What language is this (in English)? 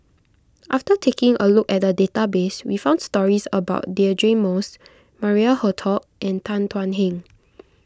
English